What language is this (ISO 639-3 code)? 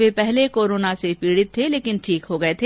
hin